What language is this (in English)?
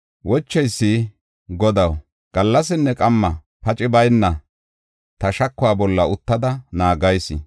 Gofa